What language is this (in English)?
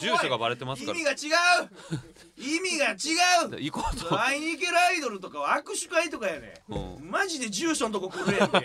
Japanese